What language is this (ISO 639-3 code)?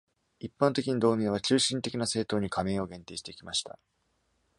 jpn